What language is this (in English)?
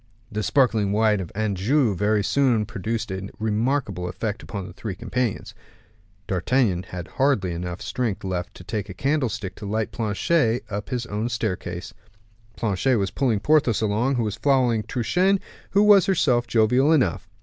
English